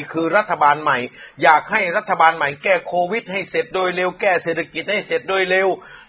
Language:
Thai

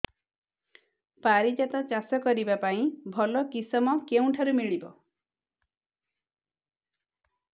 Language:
Odia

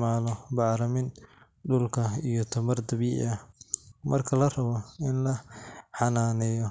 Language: Somali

